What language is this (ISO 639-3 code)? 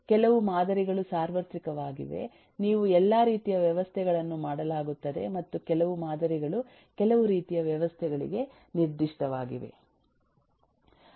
kan